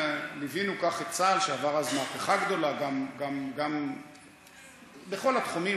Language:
Hebrew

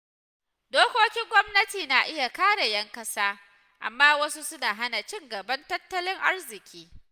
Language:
Hausa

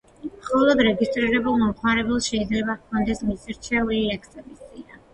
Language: Georgian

